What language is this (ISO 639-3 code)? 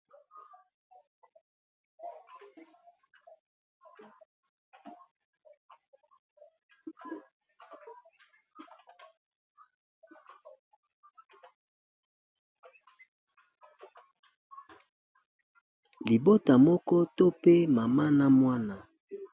lin